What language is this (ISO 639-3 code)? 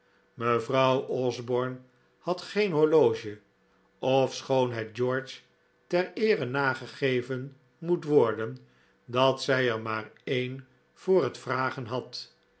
nld